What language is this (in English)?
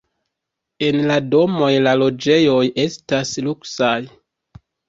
Esperanto